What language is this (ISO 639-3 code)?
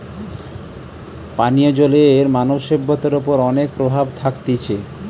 ben